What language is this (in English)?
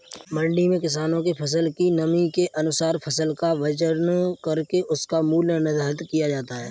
Hindi